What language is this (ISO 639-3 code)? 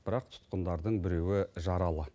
kaz